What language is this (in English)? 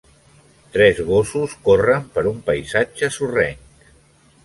Catalan